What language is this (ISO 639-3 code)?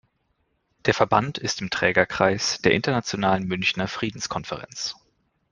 deu